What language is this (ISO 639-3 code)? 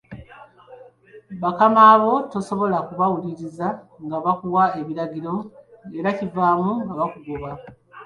lug